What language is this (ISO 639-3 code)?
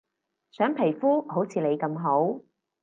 yue